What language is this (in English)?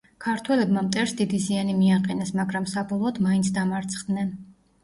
Georgian